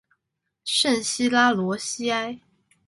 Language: Chinese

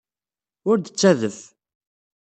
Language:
Kabyle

